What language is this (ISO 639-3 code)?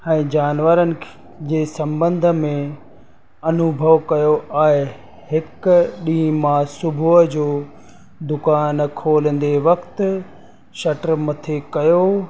snd